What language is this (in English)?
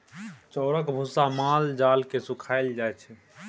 Maithili